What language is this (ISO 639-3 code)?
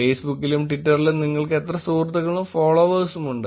mal